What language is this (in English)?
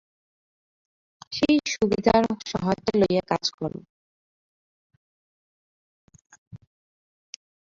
Bangla